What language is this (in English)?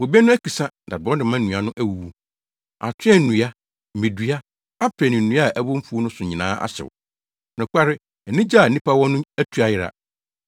Akan